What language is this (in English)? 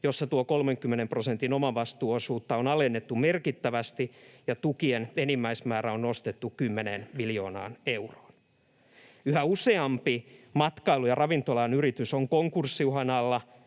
Finnish